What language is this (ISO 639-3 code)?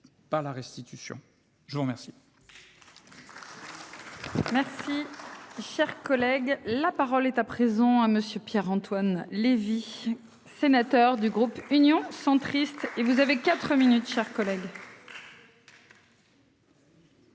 fra